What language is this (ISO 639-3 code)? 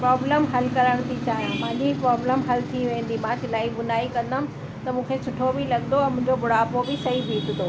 snd